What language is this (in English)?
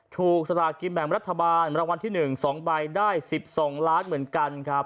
Thai